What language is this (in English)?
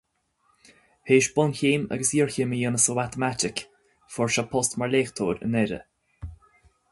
Irish